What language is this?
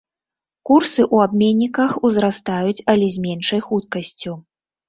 Belarusian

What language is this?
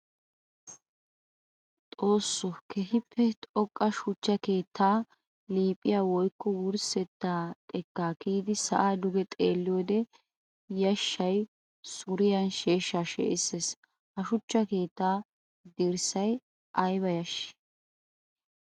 Wolaytta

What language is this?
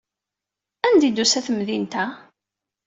Kabyle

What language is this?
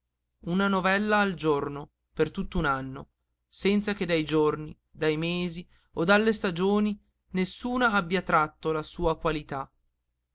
Italian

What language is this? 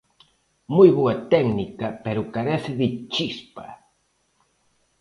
Galician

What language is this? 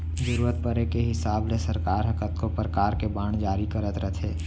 Chhattisgarhi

